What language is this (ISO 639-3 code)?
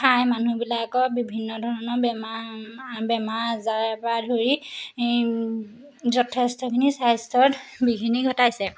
asm